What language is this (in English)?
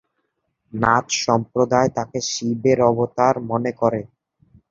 Bangla